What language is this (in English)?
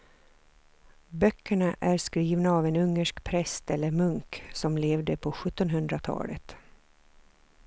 Swedish